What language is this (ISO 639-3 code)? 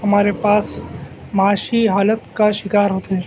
urd